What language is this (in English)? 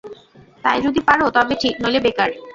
Bangla